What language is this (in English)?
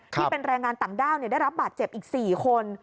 Thai